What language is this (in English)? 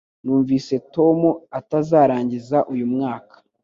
Kinyarwanda